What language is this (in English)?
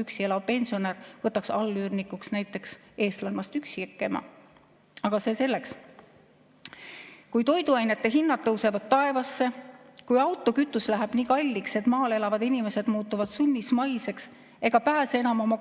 Estonian